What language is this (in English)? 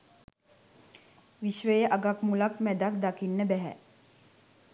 Sinhala